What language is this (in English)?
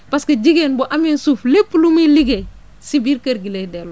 Wolof